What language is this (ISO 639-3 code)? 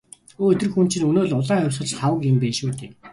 mon